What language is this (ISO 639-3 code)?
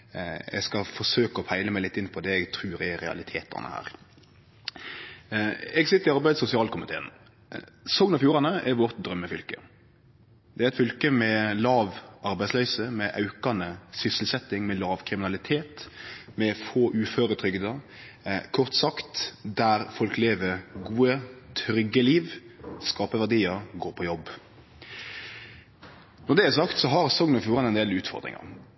nno